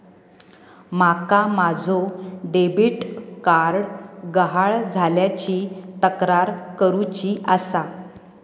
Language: Marathi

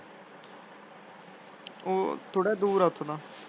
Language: Punjabi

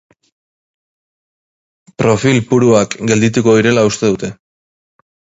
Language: Basque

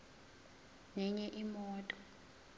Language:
Zulu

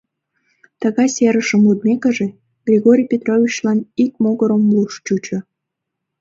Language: Mari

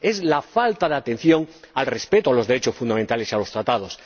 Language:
Spanish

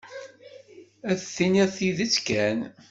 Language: Kabyle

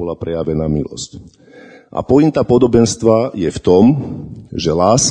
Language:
Slovak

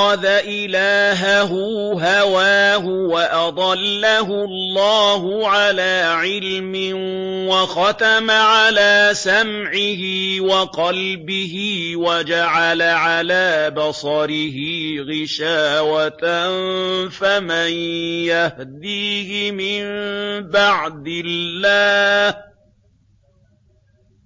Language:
Arabic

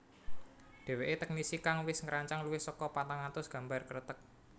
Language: Javanese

